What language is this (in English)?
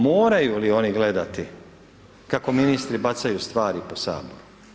Croatian